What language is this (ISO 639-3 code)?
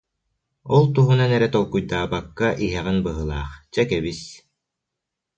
sah